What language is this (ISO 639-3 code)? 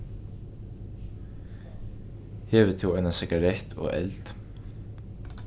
fao